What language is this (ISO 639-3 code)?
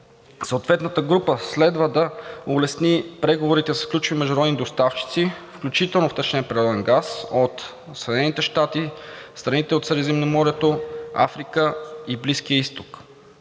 bul